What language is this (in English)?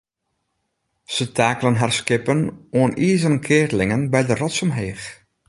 Western Frisian